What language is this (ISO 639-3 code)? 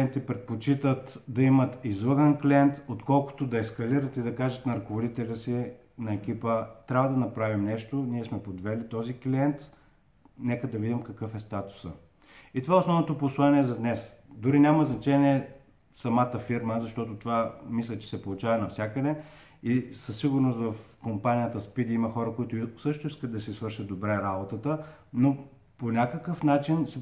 bul